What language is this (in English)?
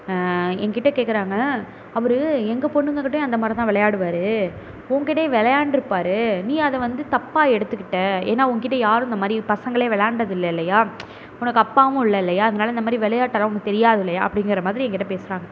Tamil